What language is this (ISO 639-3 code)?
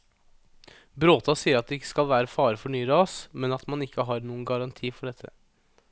nor